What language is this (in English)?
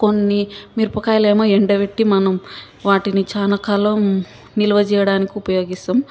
Telugu